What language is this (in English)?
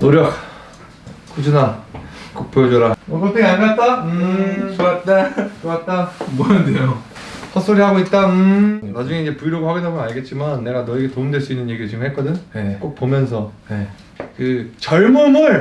Korean